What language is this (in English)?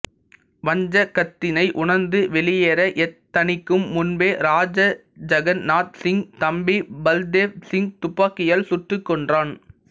Tamil